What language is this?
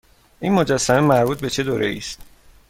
Persian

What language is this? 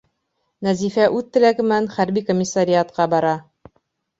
Bashkir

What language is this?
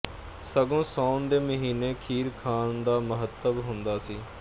Punjabi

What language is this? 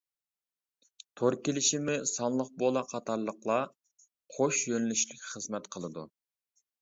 Uyghur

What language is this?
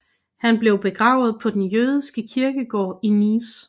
Danish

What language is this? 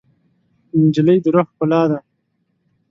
Pashto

